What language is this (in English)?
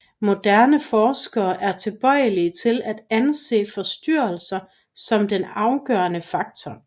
Danish